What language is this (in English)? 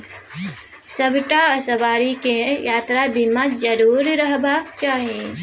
Maithili